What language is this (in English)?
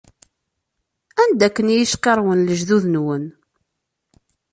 Kabyle